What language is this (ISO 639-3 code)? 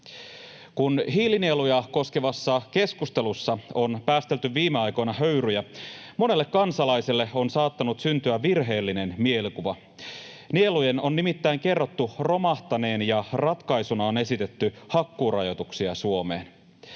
fin